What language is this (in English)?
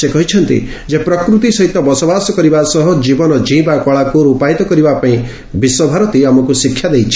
Odia